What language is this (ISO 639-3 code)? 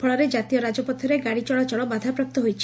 ori